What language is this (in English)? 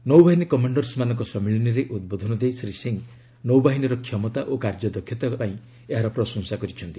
Odia